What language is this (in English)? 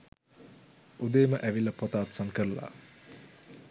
Sinhala